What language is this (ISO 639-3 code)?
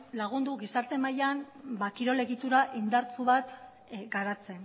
eus